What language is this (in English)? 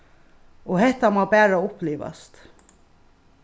Faroese